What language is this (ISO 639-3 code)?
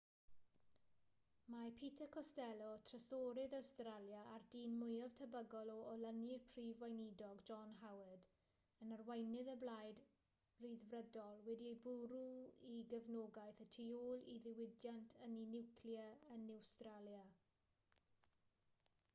cym